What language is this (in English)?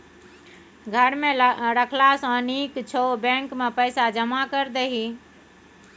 Maithili